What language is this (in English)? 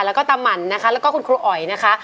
Thai